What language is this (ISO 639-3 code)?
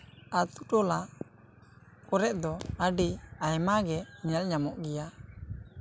sat